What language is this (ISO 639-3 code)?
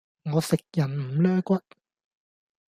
yue